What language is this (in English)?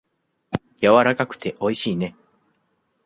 Japanese